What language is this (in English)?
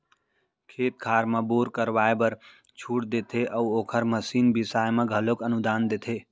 Chhattisgarhi